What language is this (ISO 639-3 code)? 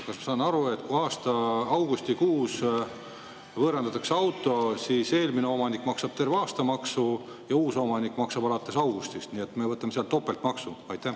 est